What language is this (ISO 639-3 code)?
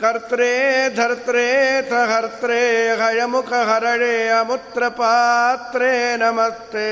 kan